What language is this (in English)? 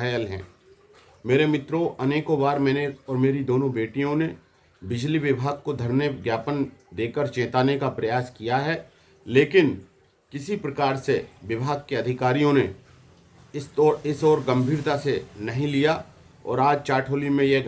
Hindi